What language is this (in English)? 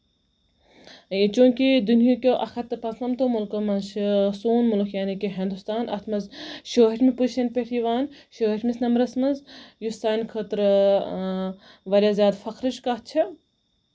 Kashmiri